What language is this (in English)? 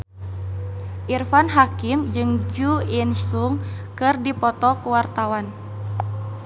Sundanese